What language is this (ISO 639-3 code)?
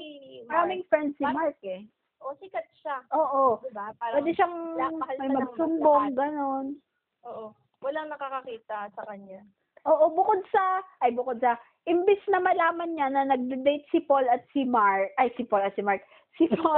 fil